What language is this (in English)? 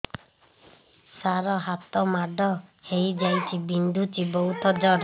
Odia